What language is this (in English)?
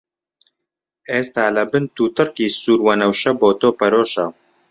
Central Kurdish